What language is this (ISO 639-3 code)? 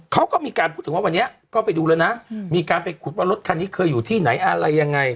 tha